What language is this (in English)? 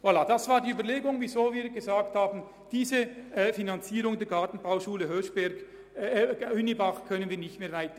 Swiss German